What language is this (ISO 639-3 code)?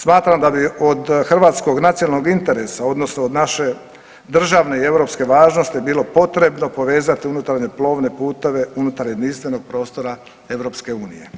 hrv